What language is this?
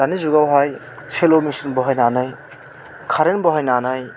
Bodo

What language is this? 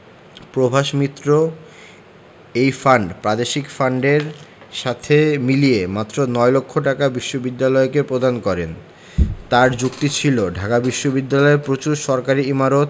Bangla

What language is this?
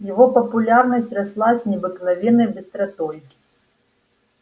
Russian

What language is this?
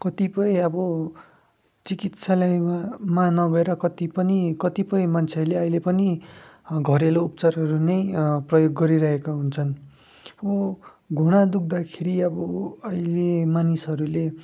Nepali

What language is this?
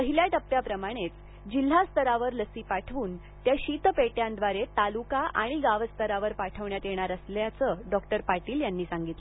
Marathi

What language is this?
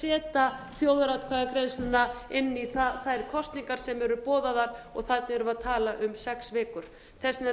Icelandic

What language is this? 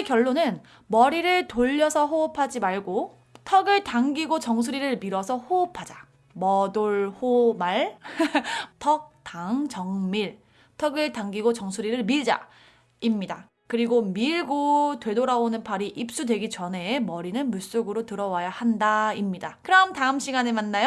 Korean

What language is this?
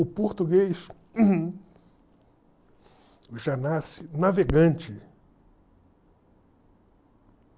Portuguese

